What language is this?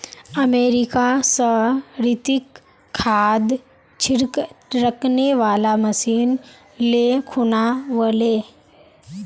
Magahi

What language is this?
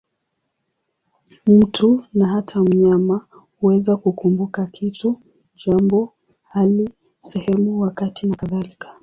Swahili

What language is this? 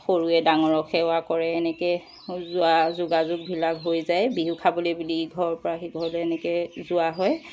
Assamese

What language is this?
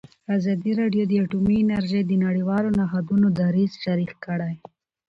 Pashto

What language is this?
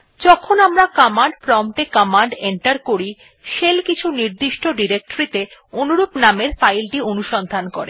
Bangla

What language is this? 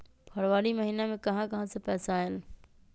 Magahi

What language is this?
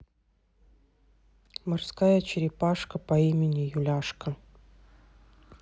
Russian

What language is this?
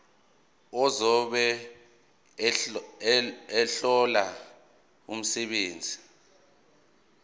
Zulu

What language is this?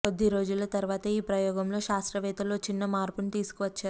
Telugu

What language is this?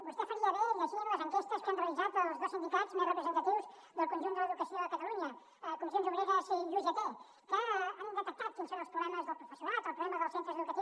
Catalan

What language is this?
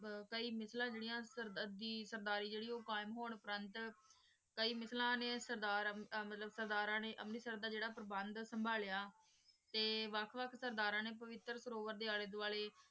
Punjabi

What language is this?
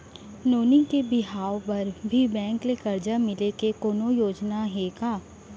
Chhattisgarhi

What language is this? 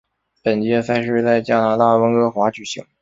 Chinese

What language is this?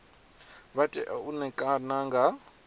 Venda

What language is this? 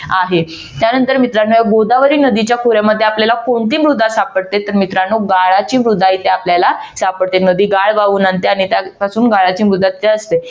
Marathi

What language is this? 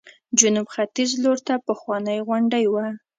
Pashto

